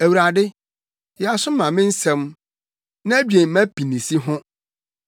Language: Akan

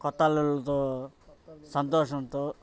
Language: Telugu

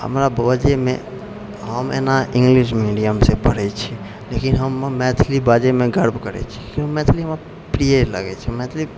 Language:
Maithili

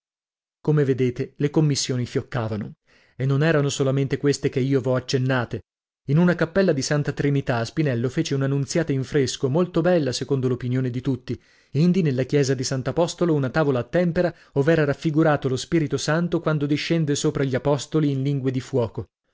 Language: Italian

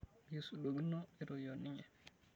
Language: Masai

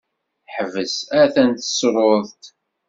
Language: Kabyle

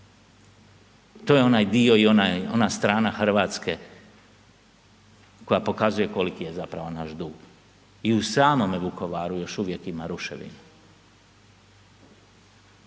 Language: Croatian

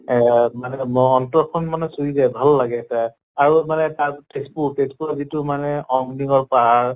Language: Assamese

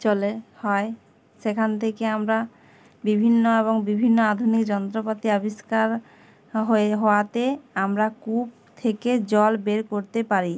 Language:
Bangla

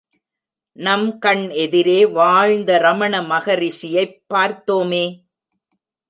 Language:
Tamil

